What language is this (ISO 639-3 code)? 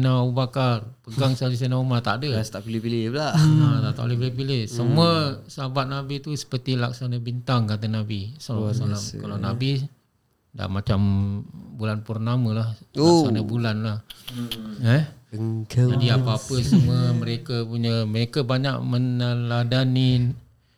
msa